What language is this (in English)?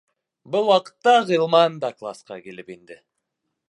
Bashkir